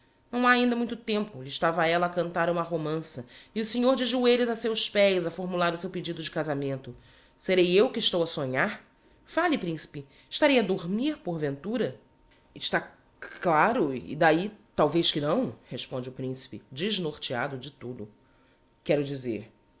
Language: Portuguese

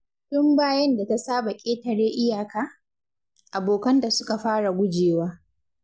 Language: Hausa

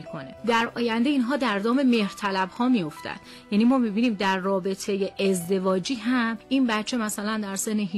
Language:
Persian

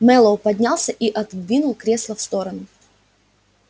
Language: Russian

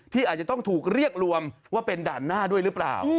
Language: Thai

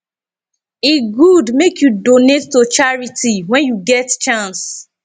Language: Nigerian Pidgin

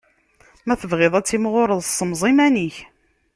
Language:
Kabyle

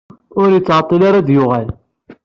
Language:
Kabyle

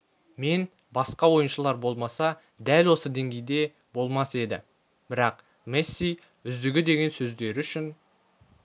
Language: Kazakh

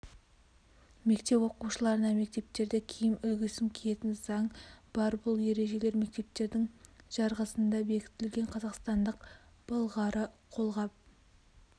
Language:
Kazakh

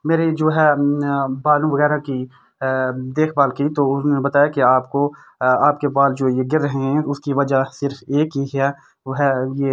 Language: Urdu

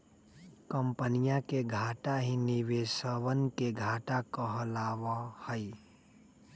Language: Magahi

